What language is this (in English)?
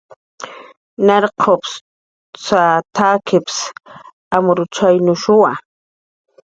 Jaqaru